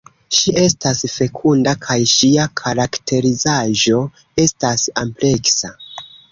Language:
Esperanto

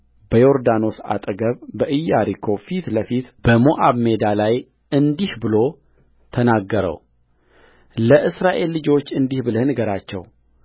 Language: Amharic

